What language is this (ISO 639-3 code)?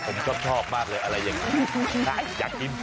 tha